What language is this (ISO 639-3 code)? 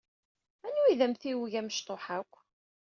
kab